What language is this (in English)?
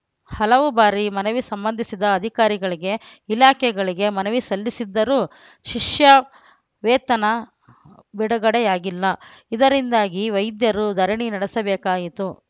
Kannada